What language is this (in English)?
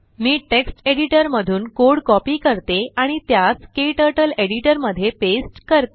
Marathi